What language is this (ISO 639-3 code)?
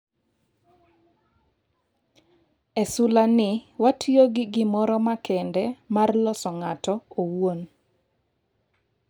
luo